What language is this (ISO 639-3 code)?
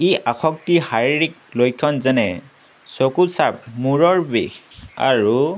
asm